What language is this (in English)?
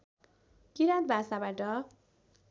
Nepali